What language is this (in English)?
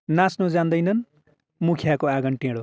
Nepali